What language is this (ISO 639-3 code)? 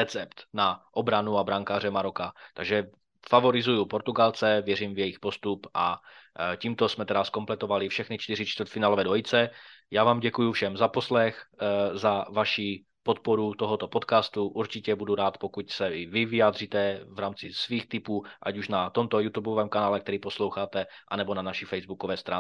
ces